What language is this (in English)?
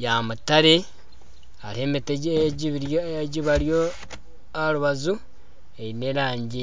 Nyankole